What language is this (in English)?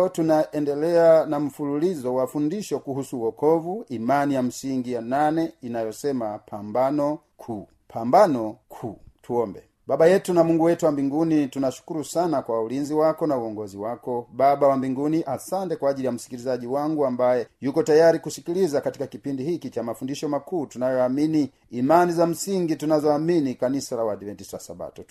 Swahili